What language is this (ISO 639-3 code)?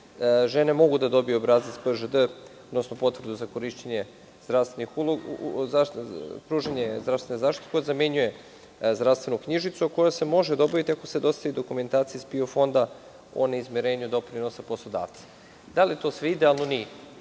srp